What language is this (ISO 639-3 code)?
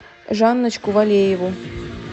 rus